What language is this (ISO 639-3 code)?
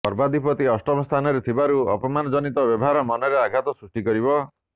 ori